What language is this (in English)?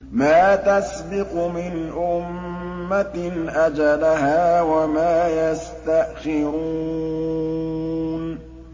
Arabic